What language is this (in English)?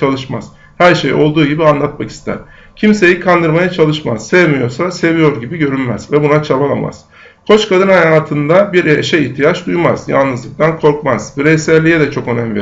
Turkish